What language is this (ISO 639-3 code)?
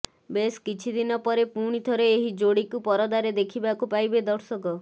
ori